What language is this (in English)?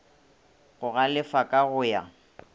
Northern Sotho